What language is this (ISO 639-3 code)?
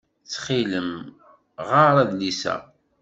kab